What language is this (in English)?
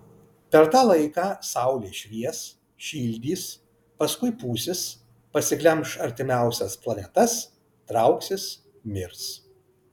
Lithuanian